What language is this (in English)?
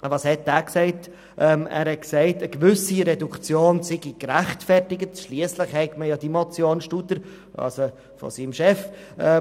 Swiss German